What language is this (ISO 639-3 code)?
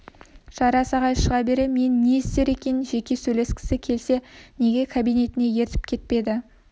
kaz